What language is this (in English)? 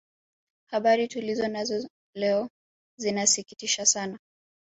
Swahili